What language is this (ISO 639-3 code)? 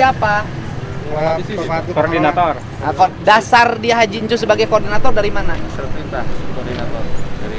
ind